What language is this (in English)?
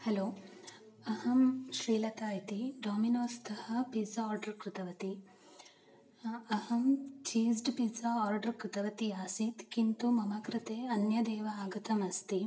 Sanskrit